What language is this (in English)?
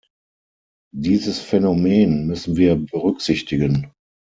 German